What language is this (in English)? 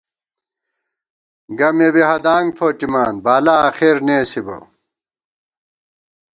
Gawar-Bati